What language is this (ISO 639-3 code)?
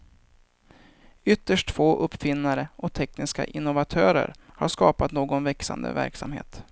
swe